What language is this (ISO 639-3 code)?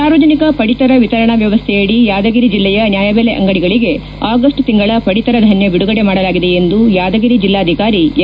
kan